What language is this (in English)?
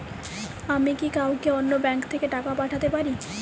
Bangla